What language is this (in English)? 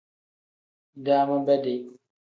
Tem